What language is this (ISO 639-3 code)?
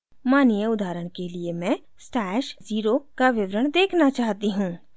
hin